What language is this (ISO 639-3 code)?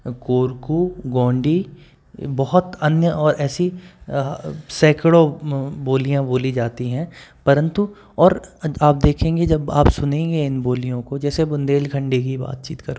hin